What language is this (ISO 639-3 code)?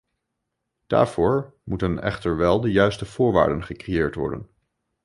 nld